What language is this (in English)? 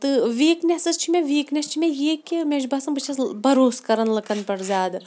Kashmiri